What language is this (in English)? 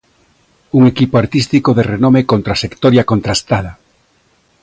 Galician